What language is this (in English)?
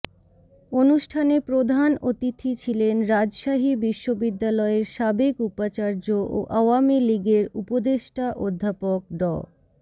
Bangla